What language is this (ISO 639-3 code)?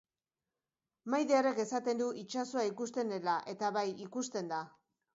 eus